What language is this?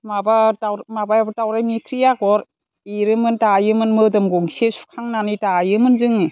Bodo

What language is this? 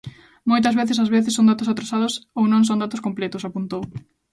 Galician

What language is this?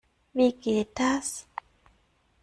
German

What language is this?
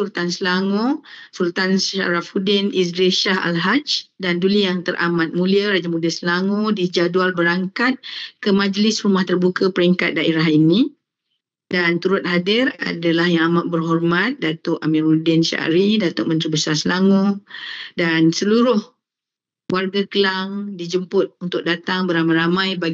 Malay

